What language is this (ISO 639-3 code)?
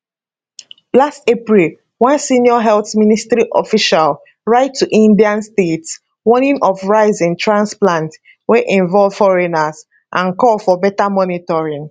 pcm